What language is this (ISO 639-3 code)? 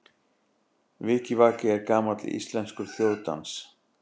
isl